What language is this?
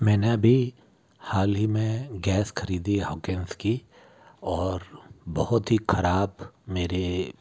Hindi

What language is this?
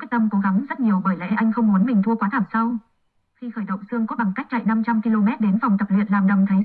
Vietnamese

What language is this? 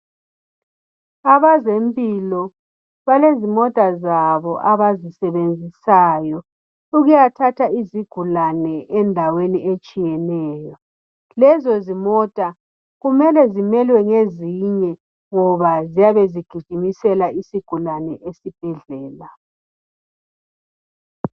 North Ndebele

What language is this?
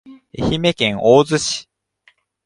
Japanese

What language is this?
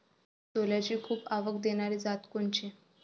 Marathi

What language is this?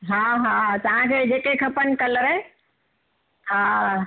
Sindhi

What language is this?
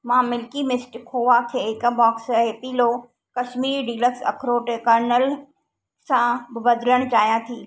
Sindhi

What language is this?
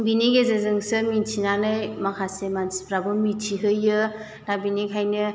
Bodo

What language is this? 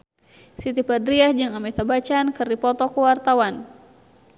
Sundanese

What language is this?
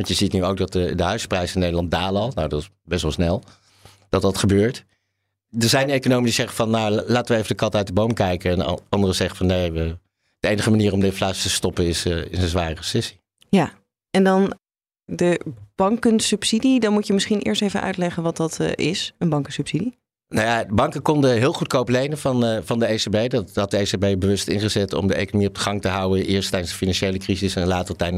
Dutch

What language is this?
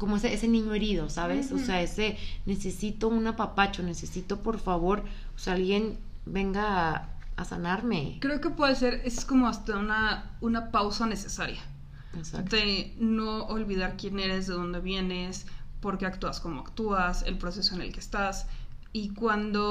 Spanish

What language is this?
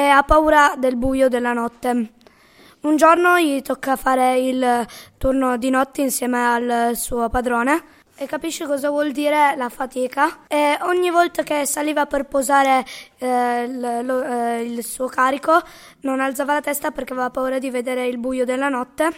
Italian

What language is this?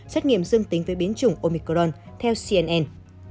Vietnamese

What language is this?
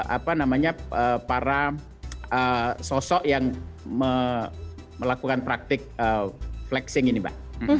Indonesian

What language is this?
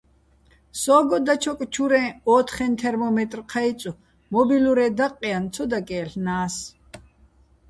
Bats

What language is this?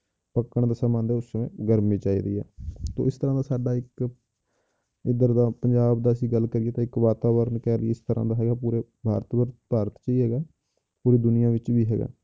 Punjabi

